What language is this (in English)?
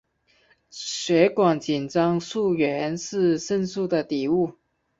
Chinese